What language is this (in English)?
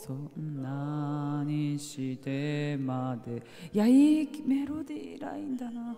Japanese